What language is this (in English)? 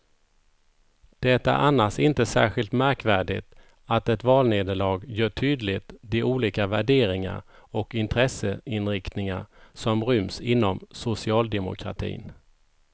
Swedish